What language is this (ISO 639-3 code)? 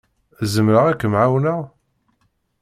kab